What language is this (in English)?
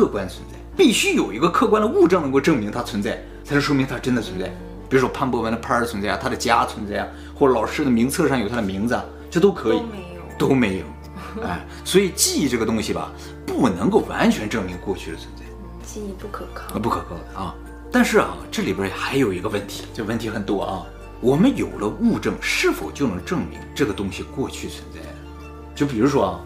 Chinese